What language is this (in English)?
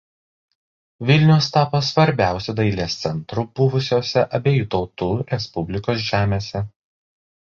Lithuanian